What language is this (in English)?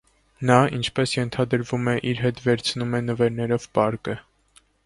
Armenian